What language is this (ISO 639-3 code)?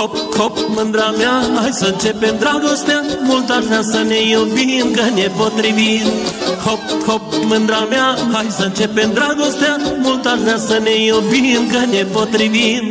ron